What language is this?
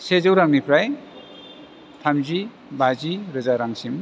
Bodo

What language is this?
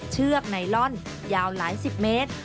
Thai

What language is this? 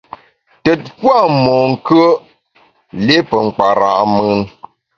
Bamun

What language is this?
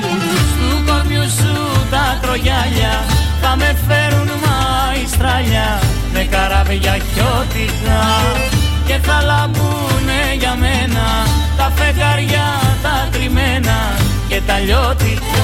Greek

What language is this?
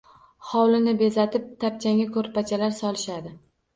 Uzbek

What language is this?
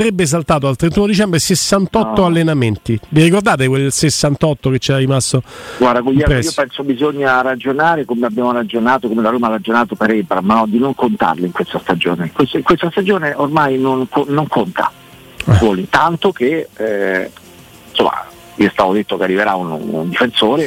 Italian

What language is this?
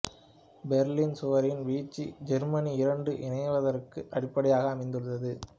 Tamil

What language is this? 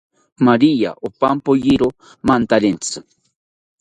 South Ucayali Ashéninka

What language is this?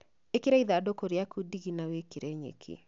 Kikuyu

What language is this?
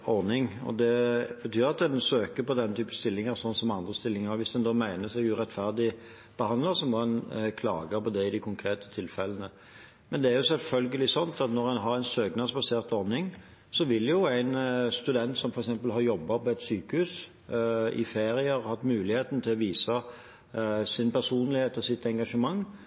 Norwegian Bokmål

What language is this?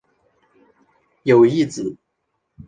Chinese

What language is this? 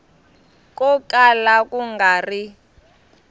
Tsonga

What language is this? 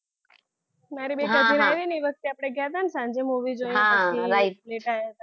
Gujarati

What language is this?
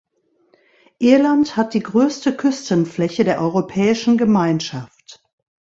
German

